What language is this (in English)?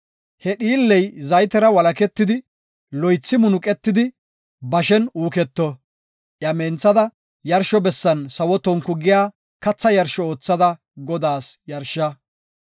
Gofa